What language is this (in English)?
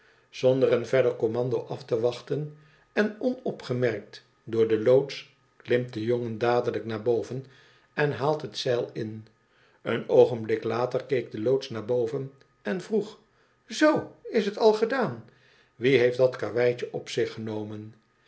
Dutch